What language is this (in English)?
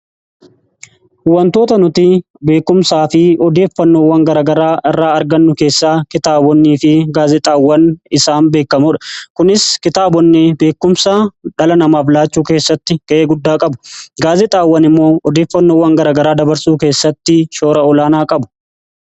Oromo